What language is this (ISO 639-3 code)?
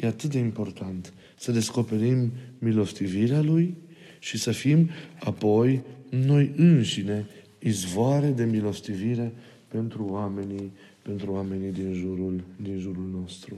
ron